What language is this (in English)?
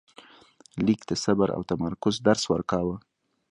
Pashto